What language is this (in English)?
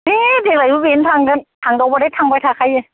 Bodo